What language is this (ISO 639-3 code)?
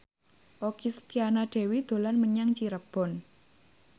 jav